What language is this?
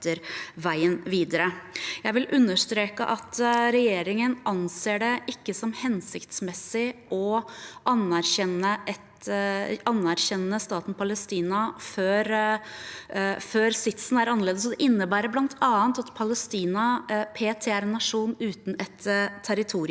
Norwegian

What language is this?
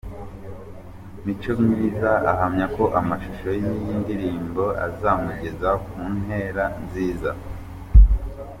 Kinyarwanda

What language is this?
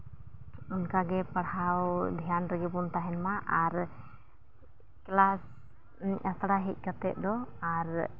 Santali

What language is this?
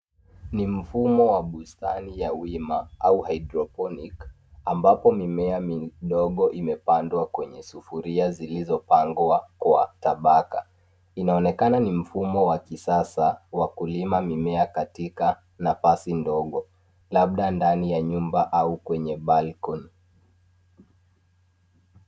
Swahili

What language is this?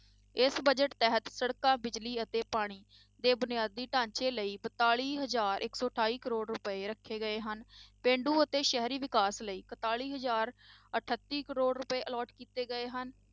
Punjabi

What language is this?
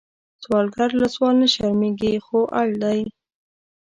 Pashto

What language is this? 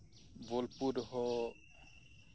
Santali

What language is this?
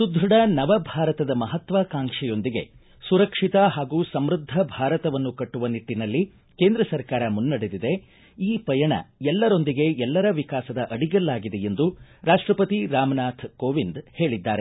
Kannada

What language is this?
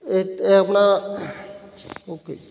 Punjabi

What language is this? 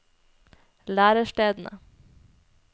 Norwegian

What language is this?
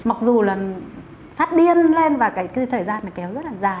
Vietnamese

